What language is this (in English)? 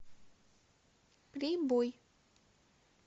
Russian